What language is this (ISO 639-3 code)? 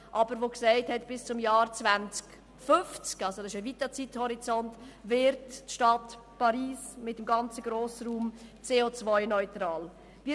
gsw